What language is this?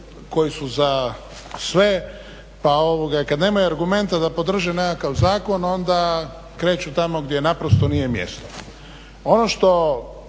Croatian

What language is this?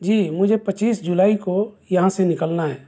Urdu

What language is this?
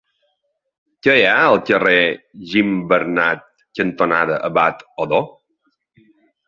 Catalan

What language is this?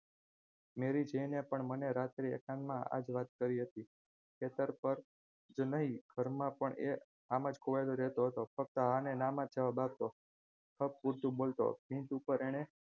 Gujarati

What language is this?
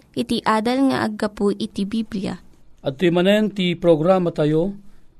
Filipino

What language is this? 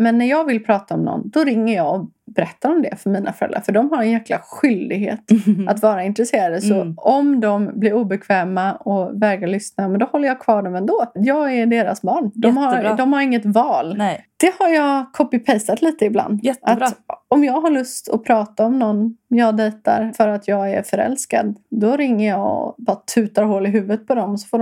Swedish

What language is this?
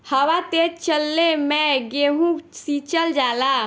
Bhojpuri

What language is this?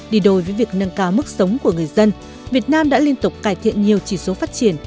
Vietnamese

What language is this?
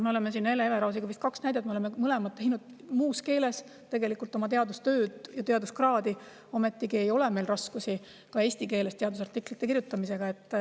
Estonian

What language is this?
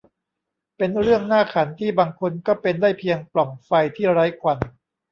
Thai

